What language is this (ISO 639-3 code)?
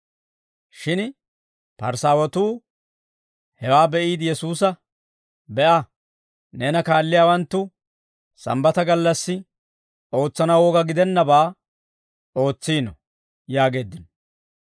dwr